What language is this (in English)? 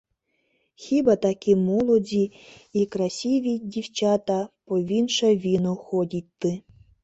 Mari